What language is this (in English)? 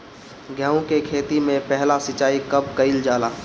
Bhojpuri